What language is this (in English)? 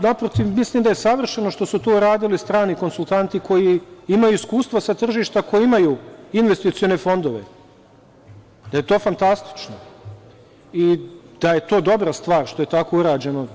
Serbian